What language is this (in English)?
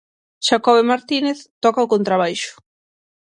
Galician